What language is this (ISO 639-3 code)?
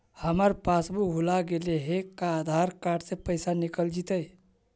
mag